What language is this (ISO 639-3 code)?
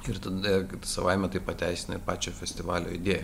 lit